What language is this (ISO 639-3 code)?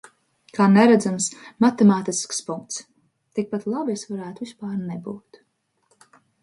lav